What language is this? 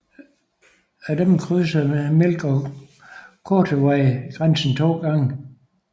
Danish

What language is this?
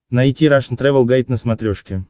Russian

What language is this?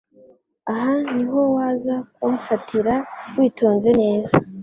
Kinyarwanda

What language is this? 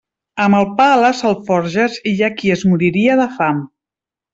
Catalan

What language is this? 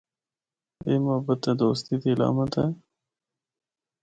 Northern Hindko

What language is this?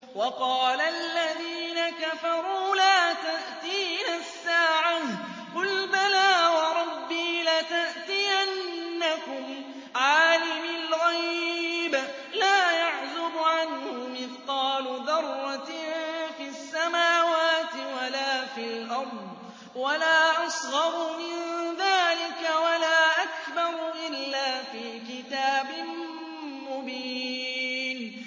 Arabic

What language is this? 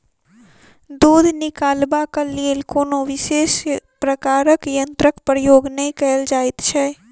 Maithili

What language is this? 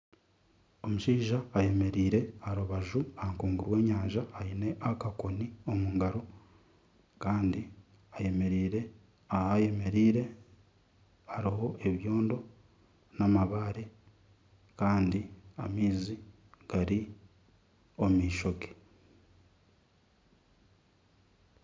Nyankole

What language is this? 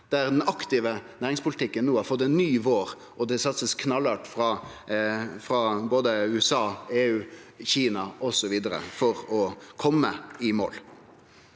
Norwegian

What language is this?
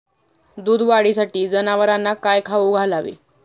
Marathi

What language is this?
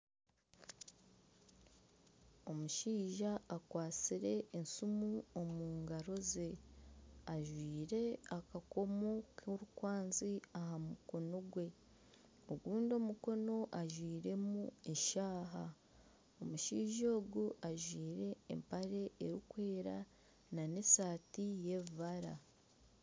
Nyankole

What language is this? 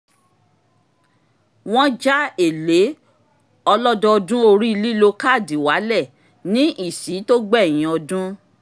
Yoruba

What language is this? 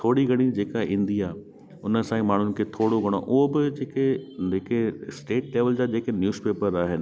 Sindhi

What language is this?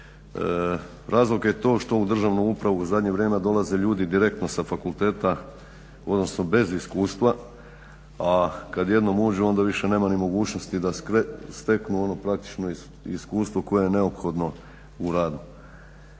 Croatian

